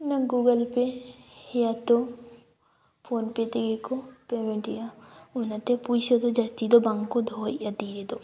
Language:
Santali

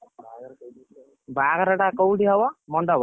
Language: Odia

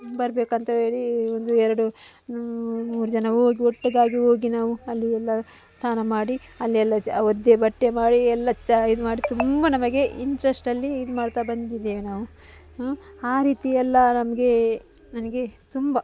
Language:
Kannada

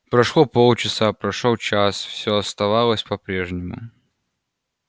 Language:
Russian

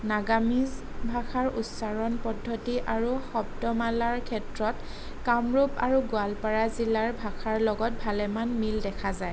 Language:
Assamese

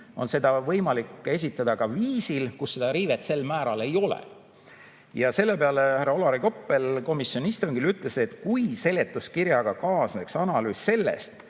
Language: Estonian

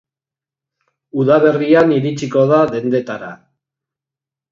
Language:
Basque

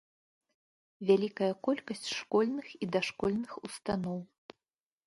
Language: Belarusian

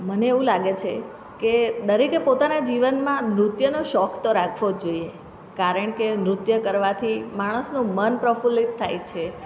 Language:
Gujarati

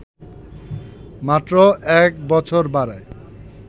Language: Bangla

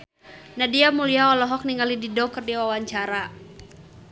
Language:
Sundanese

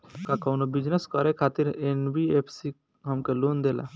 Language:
Bhojpuri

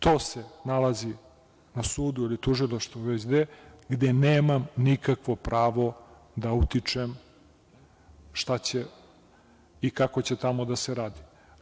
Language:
Serbian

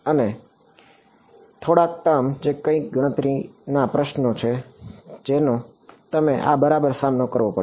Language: Gujarati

